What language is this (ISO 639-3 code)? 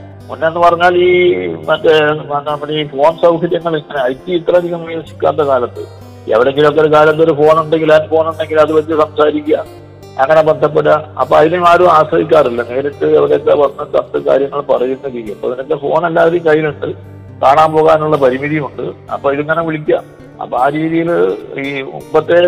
mal